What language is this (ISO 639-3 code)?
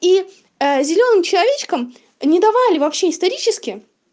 rus